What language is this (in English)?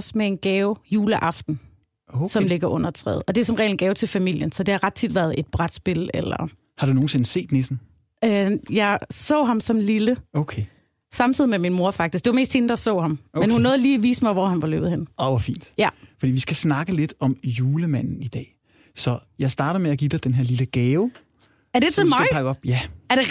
Danish